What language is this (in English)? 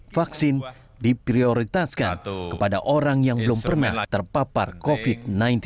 Indonesian